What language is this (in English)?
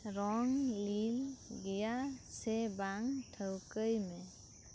Santali